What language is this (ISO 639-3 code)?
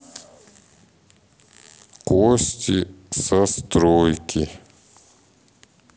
rus